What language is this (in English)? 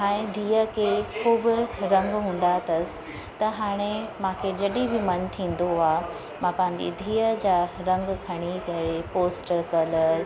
Sindhi